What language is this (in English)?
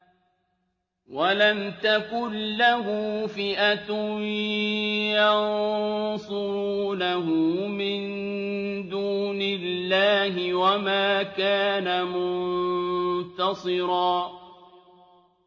Arabic